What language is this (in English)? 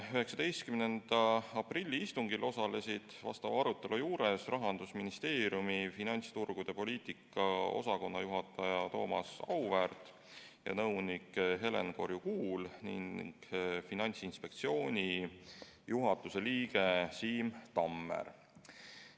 Estonian